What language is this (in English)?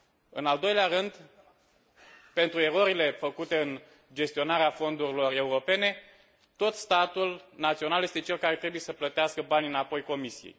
Romanian